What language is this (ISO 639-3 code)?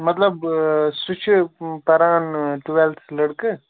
kas